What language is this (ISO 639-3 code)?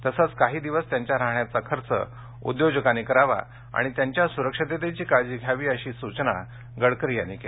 mar